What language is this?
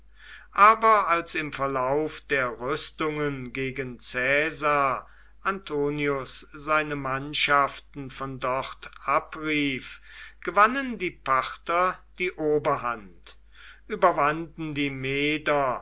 German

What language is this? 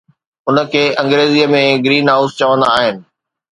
Sindhi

